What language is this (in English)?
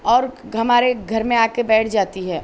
Urdu